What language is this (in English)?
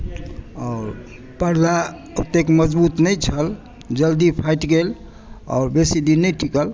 Maithili